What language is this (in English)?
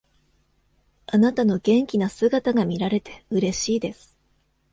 Japanese